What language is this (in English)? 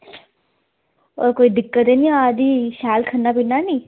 Dogri